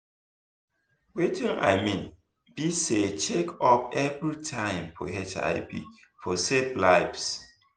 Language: Nigerian Pidgin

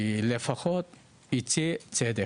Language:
Hebrew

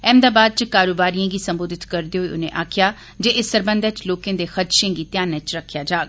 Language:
Dogri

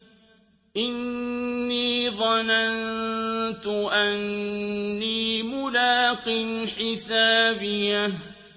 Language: Arabic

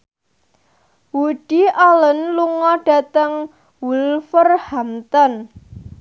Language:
Javanese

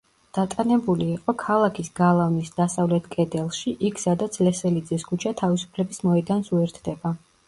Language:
Georgian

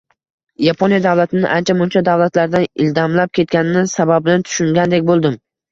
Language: Uzbek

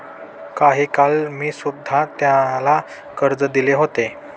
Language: Marathi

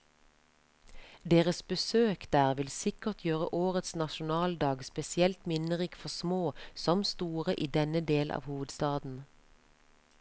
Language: Norwegian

